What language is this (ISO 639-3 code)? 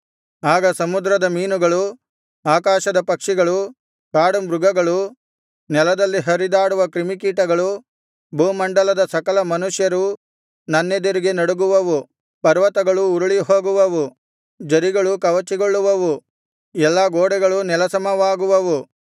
kan